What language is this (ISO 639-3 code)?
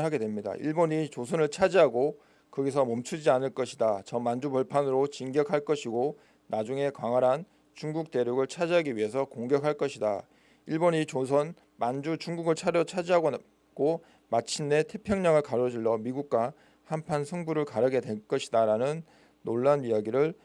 kor